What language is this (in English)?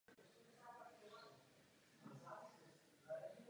Czech